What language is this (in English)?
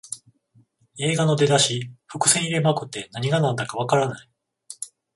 Japanese